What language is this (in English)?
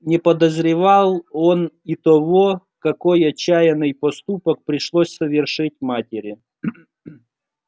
Russian